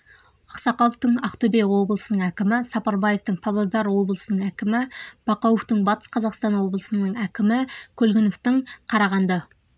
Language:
Kazakh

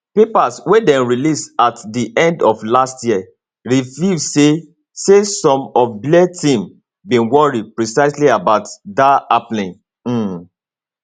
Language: Nigerian Pidgin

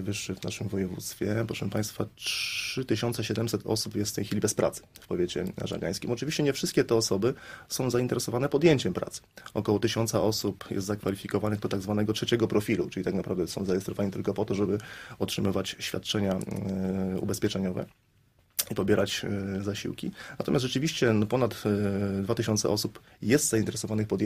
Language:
Polish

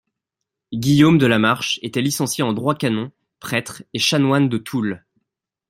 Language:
French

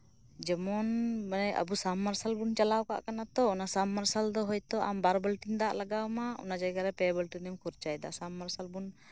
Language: Santali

